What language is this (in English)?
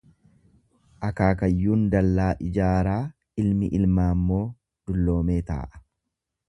Oromo